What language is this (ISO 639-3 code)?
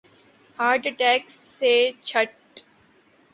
urd